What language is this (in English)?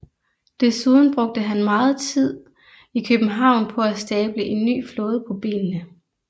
Danish